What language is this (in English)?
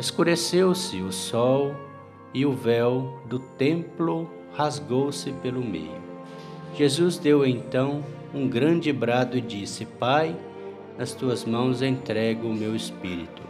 Portuguese